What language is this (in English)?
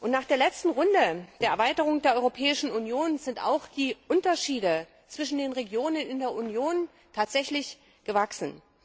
German